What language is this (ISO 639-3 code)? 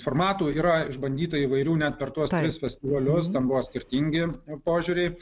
lit